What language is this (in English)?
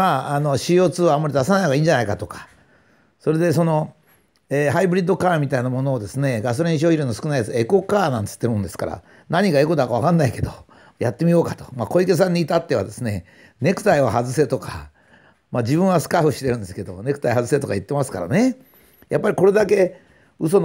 Japanese